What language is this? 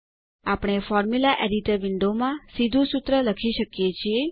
Gujarati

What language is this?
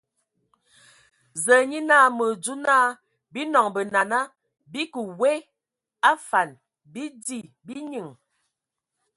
Ewondo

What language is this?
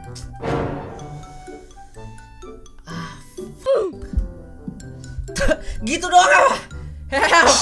Indonesian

